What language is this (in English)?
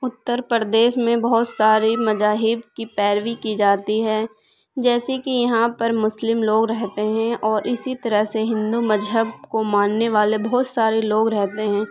Urdu